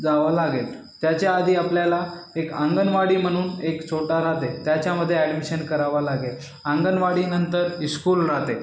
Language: Marathi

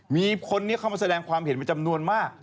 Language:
Thai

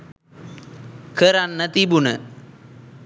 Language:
Sinhala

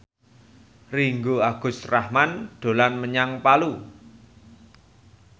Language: Javanese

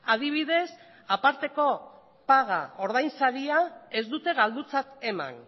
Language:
Basque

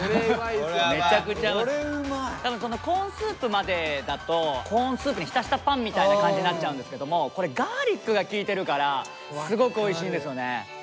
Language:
Japanese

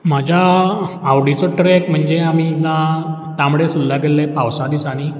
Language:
Konkani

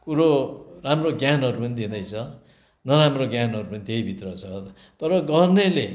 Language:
Nepali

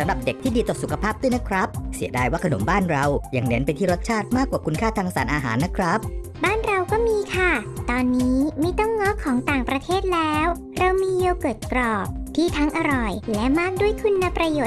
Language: Thai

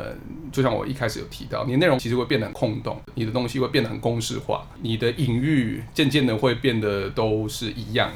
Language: Chinese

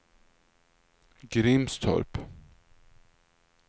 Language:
Swedish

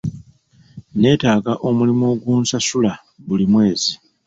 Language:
Ganda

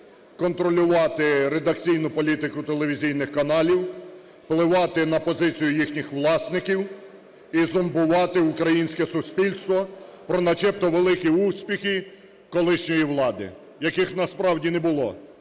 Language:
Ukrainian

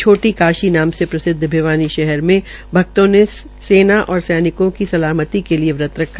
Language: Hindi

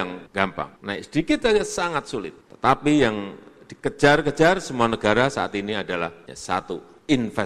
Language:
Indonesian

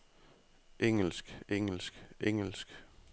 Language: Danish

